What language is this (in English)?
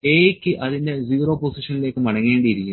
Malayalam